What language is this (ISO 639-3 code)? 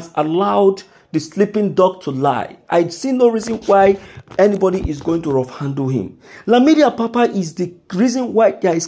eng